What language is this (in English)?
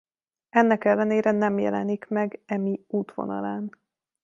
Hungarian